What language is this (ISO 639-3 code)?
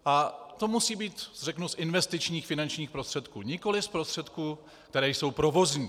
ces